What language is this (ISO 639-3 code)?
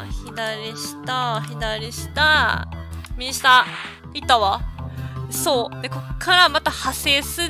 jpn